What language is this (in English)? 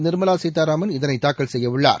Tamil